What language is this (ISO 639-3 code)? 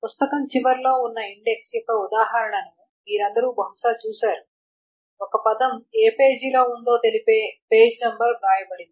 tel